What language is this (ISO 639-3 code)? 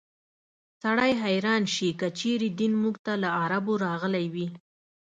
pus